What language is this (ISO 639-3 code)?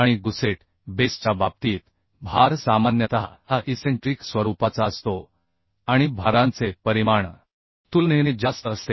mar